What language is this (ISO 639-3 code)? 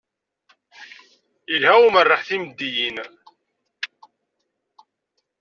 kab